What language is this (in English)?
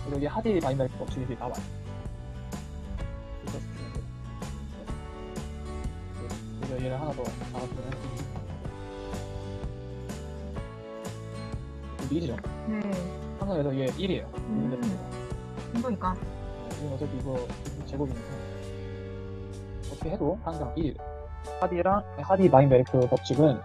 Korean